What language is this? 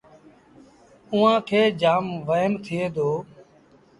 Sindhi Bhil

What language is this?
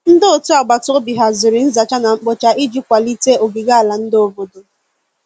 Igbo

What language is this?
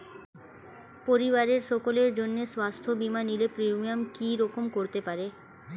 Bangla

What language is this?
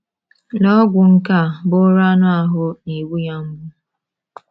Igbo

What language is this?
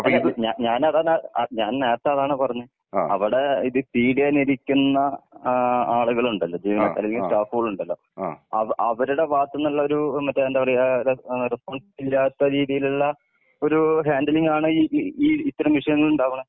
Malayalam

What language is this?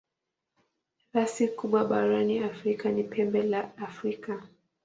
Swahili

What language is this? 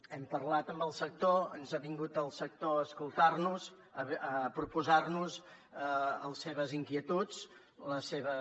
Catalan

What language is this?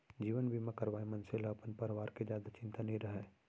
Chhattisgarhi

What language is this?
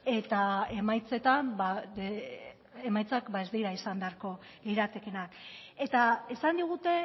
Basque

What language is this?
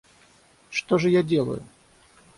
Russian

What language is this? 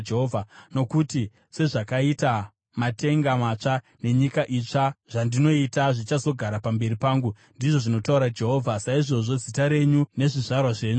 Shona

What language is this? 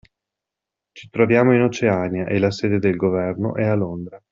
Italian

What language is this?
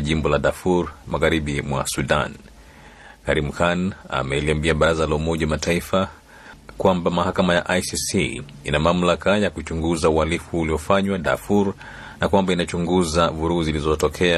Swahili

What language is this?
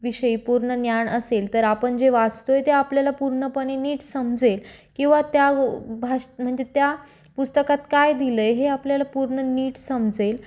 Marathi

